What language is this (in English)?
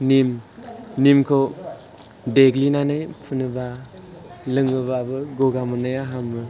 Bodo